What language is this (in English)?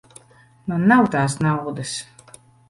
Latvian